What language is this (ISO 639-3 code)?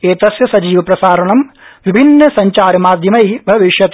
san